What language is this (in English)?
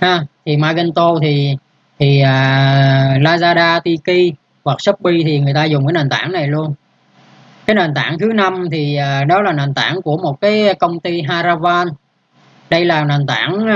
Vietnamese